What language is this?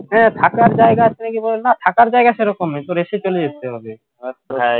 Bangla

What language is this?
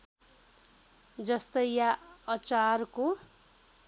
Nepali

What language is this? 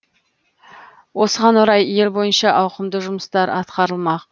Kazakh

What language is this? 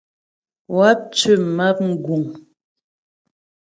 Ghomala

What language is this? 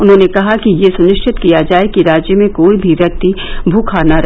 Hindi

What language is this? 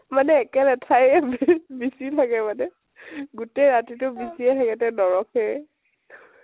Assamese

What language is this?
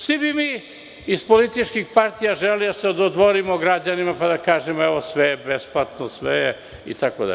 Serbian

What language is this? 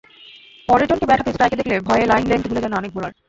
Bangla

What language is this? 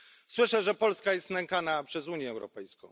Polish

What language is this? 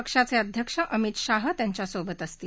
Marathi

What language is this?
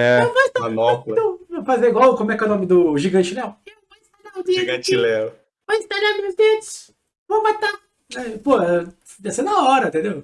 Portuguese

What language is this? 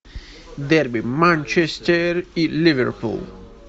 Russian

